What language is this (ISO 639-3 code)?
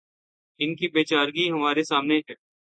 urd